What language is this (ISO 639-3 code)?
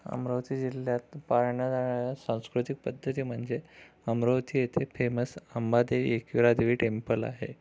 mar